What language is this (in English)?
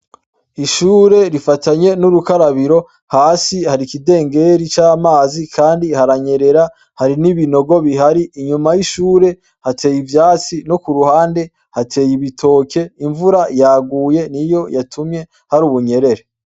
Rundi